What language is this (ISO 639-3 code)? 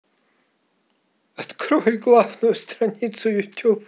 rus